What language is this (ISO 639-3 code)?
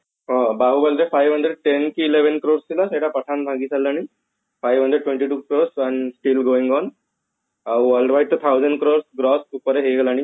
ori